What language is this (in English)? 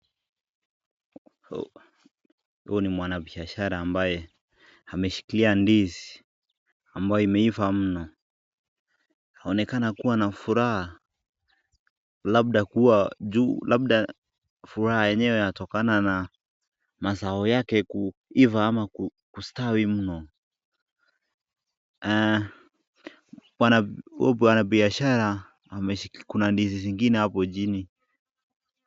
Swahili